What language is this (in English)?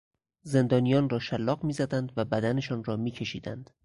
Persian